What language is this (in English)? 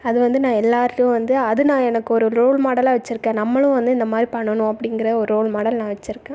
Tamil